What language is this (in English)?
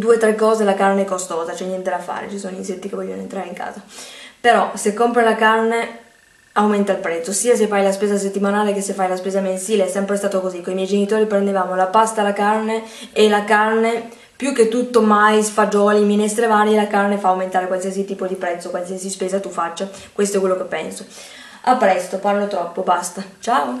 Italian